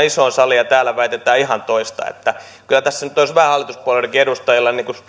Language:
Finnish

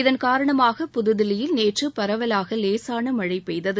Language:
Tamil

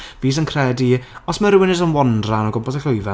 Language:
Welsh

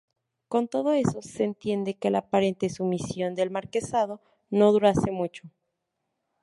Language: Spanish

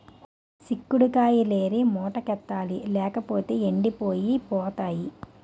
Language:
Telugu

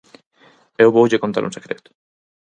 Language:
Galician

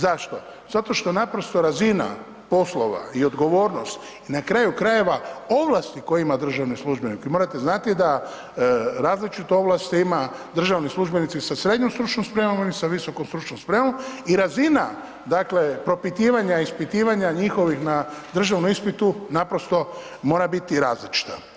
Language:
Croatian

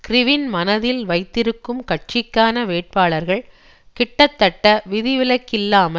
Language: Tamil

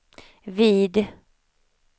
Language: Swedish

